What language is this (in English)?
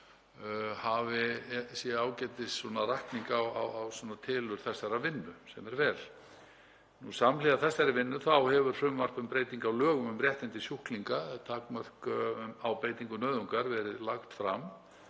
Icelandic